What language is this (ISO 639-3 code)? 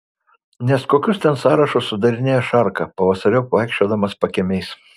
lit